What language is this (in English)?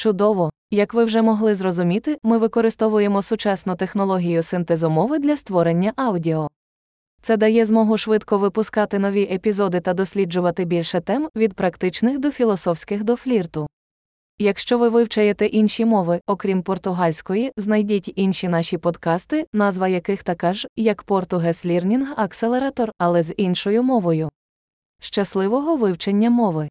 Ukrainian